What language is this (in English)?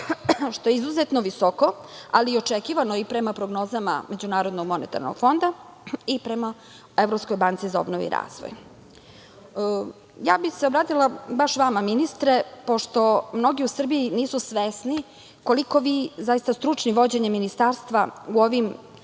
Serbian